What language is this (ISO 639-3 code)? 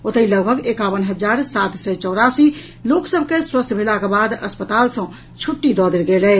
mai